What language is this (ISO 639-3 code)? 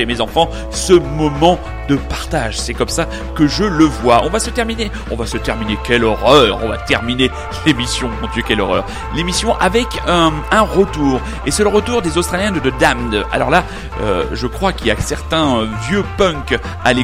fra